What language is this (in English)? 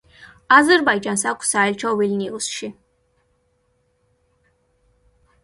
Georgian